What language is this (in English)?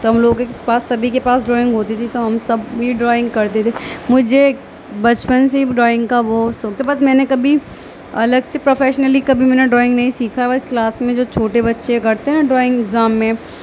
Urdu